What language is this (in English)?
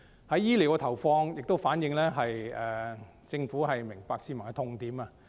Cantonese